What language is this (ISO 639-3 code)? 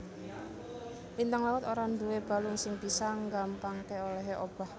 jav